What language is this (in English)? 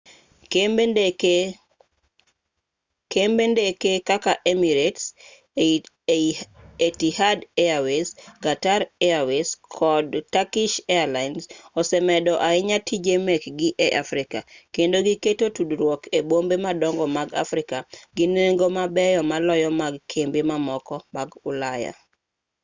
Luo (Kenya and Tanzania)